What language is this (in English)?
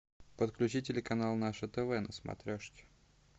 Russian